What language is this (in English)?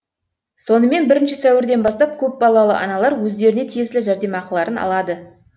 Kazakh